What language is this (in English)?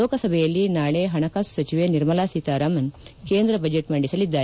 Kannada